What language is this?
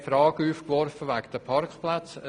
Swiss German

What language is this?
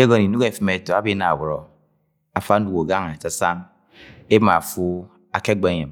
Agwagwune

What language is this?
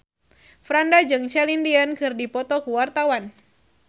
Sundanese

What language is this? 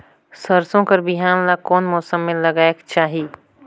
Chhattisgarhi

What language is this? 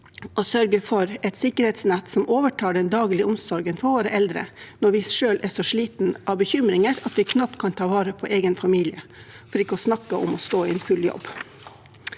Norwegian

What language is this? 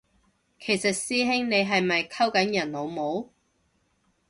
Cantonese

